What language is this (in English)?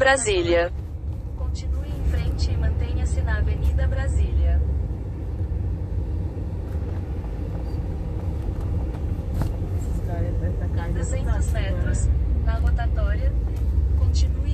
Portuguese